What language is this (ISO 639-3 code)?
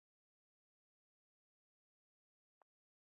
luo